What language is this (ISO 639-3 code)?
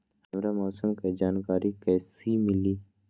mag